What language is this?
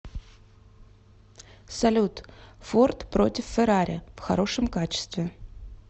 Russian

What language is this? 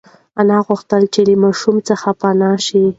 Pashto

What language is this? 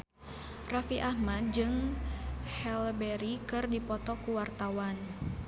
Sundanese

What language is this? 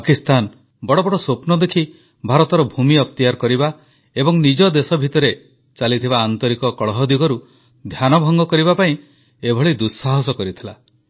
Odia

